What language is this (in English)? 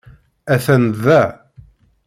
Kabyle